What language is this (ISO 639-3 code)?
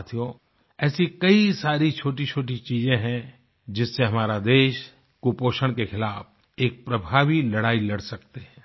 hin